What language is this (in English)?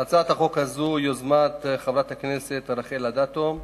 Hebrew